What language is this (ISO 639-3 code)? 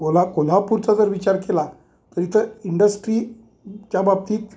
mar